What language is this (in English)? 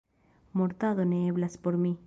Esperanto